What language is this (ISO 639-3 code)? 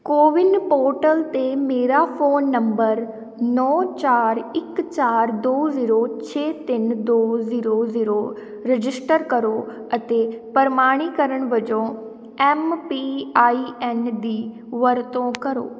pan